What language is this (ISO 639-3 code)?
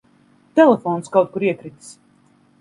lav